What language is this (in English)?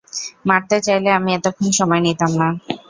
Bangla